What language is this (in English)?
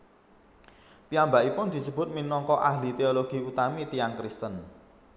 Javanese